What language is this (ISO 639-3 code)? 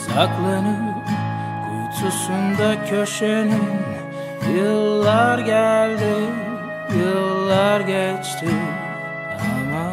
tur